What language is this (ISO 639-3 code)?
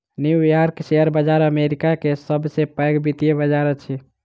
mai